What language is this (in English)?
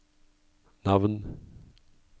Norwegian